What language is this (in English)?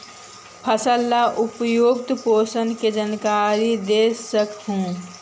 Magahi